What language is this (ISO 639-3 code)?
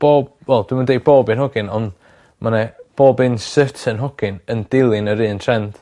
cym